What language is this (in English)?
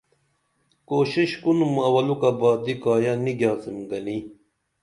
Dameli